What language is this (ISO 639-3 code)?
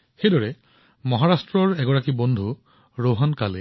asm